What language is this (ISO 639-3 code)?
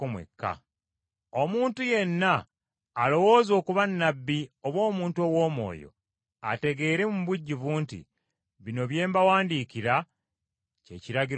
lug